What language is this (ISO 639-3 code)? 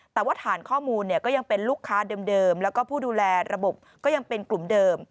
tha